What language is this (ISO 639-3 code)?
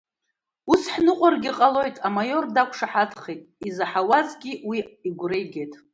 abk